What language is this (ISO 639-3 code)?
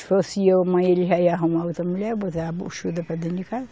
por